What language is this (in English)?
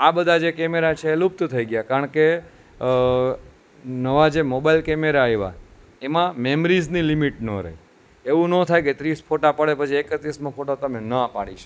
Gujarati